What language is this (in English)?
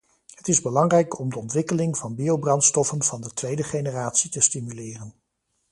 Dutch